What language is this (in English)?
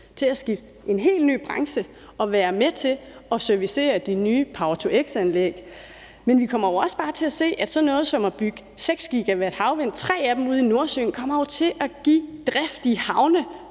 Danish